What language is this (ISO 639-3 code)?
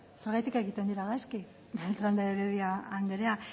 eus